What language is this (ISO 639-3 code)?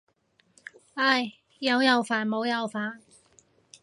yue